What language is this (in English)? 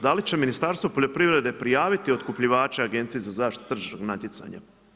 Croatian